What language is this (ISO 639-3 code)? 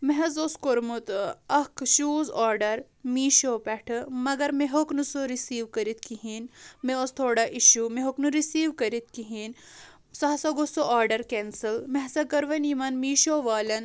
kas